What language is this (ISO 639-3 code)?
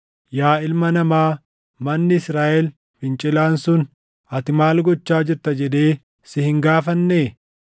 orm